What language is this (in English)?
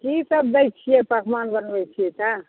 Maithili